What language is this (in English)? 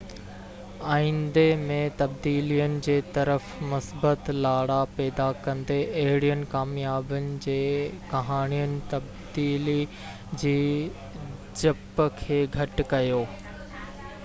Sindhi